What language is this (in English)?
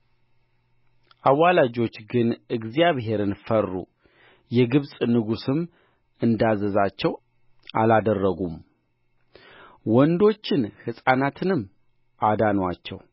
Amharic